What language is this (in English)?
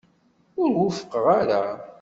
Kabyle